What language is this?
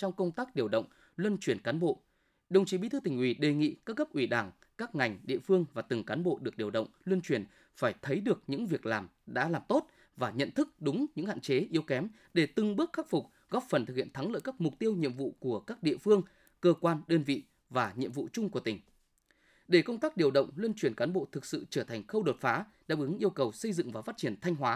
Vietnamese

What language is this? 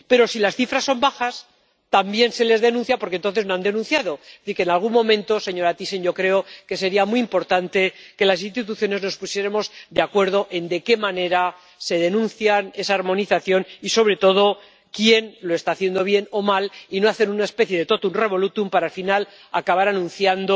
Spanish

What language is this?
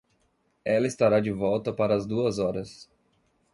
Portuguese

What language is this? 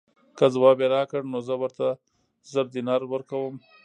Pashto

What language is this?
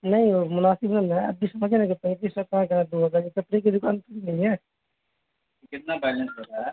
Urdu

